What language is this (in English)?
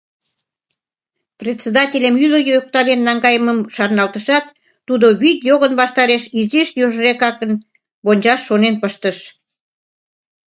Mari